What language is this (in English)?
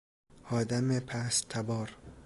Persian